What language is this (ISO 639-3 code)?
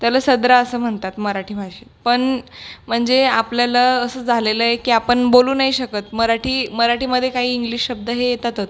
mar